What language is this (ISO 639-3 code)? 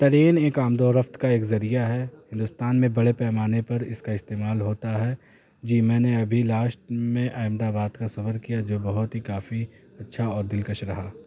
urd